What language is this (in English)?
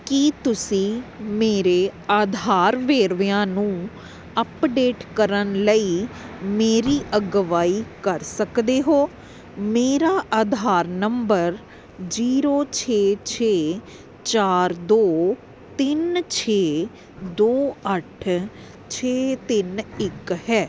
Punjabi